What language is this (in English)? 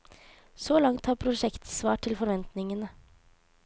Norwegian